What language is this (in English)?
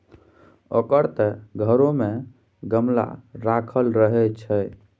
Maithili